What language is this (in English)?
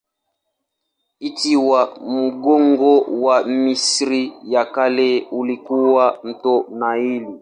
Swahili